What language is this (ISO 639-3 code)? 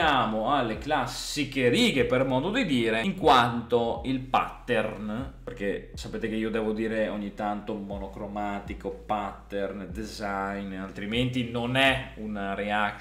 ita